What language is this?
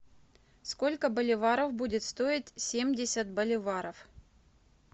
Russian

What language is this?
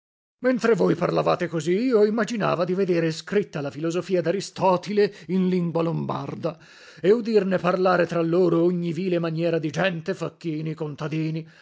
Italian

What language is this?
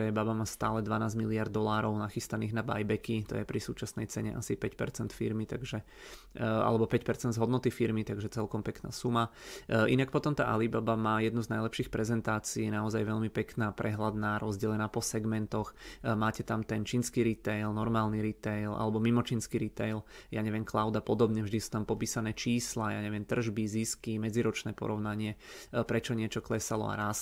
Czech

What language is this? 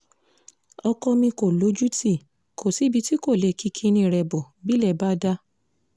Yoruba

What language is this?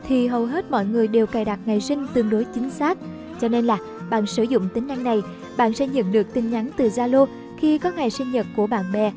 Vietnamese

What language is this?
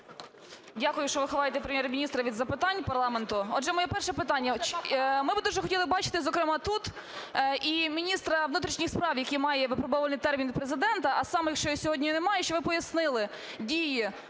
Ukrainian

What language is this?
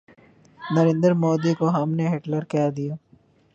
Urdu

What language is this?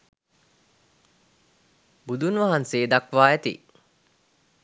Sinhala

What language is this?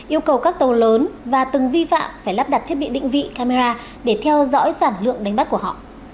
Vietnamese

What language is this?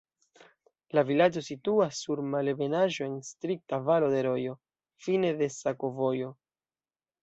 Esperanto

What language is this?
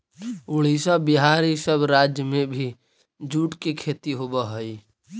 Magahi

